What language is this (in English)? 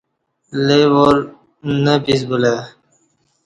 Kati